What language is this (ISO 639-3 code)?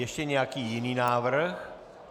ces